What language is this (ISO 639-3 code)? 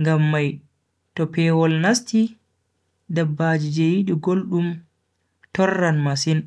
fui